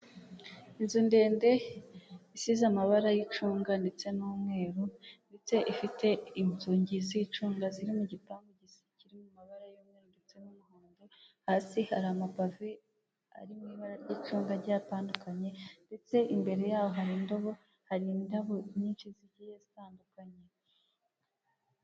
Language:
Kinyarwanda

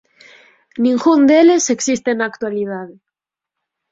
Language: Galician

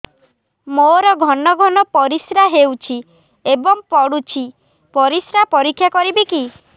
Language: Odia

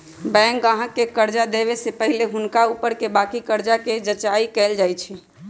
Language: Magahi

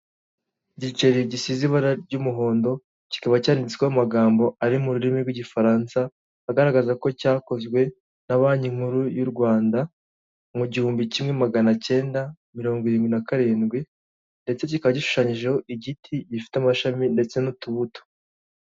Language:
Kinyarwanda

